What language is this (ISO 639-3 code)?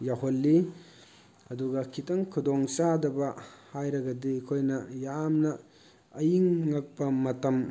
mni